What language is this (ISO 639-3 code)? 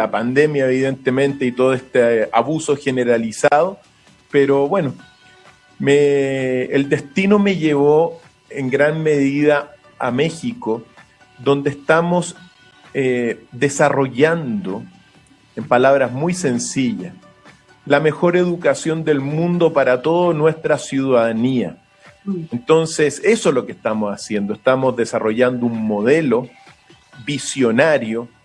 spa